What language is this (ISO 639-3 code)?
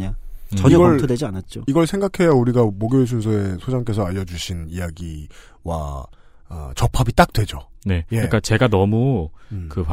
kor